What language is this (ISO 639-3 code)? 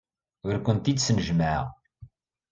kab